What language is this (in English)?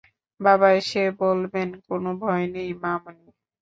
Bangla